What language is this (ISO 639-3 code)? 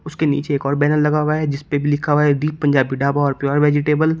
hin